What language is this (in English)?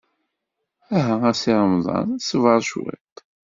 Kabyle